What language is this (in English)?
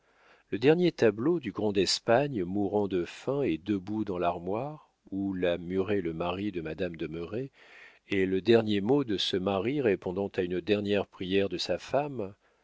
French